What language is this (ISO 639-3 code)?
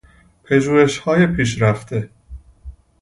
fas